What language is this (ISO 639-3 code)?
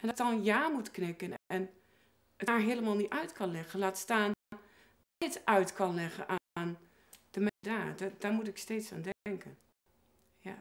nld